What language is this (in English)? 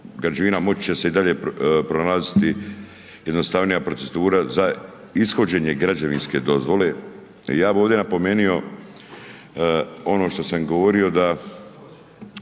Croatian